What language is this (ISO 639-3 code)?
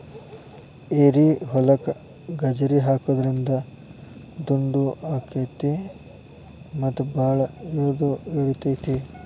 kan